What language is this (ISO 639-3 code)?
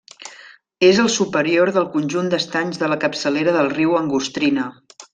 cat